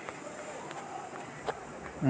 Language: Chhattisgarhi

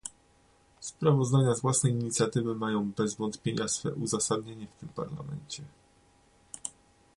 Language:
Polish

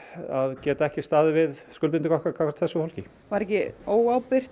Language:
Icelandic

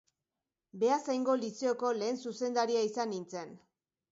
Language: Basque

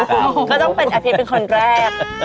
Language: Thai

